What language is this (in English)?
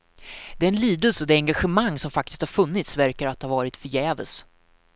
Swedish